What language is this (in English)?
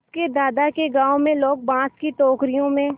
Hindi